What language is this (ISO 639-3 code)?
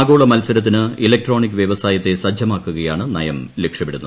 mal